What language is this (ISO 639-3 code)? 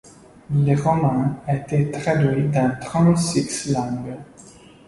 fra